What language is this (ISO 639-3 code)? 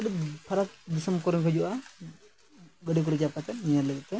sat